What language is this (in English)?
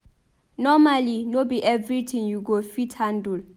Nigerian Pidgin